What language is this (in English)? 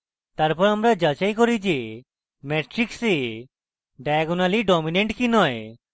Bangla